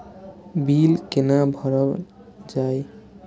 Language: Maithili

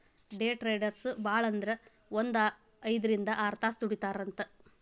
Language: Kannada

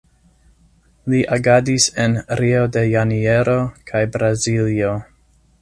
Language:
Esperanto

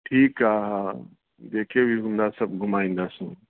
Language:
Sindhi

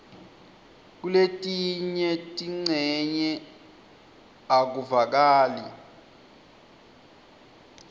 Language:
Swati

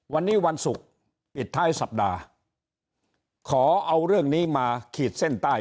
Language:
Thai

